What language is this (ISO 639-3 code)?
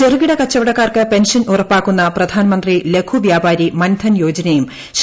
mal